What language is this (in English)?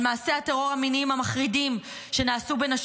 Hebrew